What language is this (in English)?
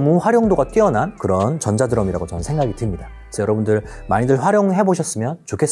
Korean